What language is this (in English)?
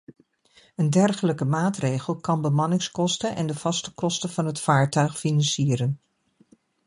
Dutch